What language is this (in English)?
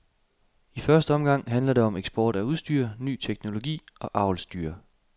Danish